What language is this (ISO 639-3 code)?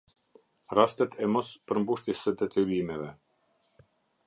sqi